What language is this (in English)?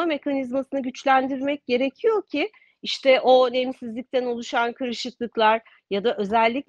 Turkish